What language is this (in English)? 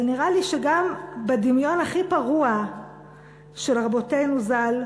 Hebrew